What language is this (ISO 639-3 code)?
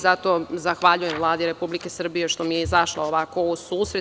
srp